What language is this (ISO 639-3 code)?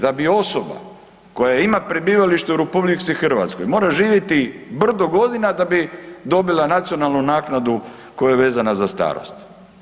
hrv